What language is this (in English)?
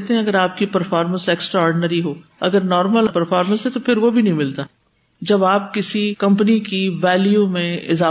Urdu